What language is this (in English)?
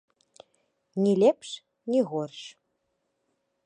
Belarusian